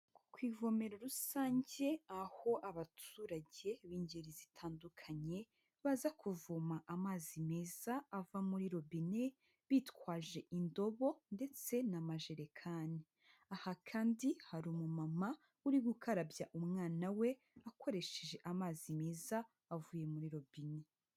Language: Kinyarwanda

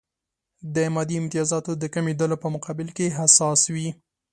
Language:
Pashto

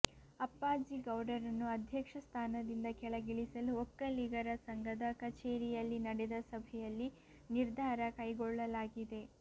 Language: Kannada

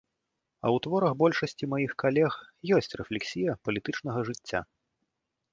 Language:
Belarusian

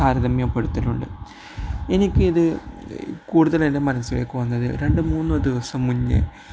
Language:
Malayalam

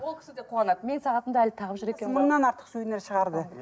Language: Kazakh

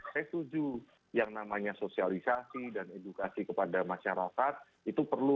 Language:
Indonesian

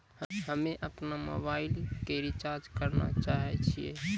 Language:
Maithili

